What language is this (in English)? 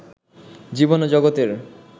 Bangla